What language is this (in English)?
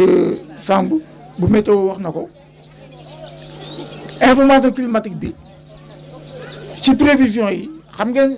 Wolof